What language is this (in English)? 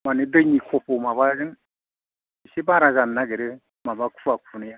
Bodo